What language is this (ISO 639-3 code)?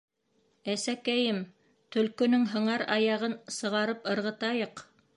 bak